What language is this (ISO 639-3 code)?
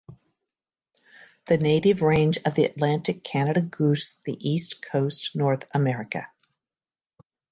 eng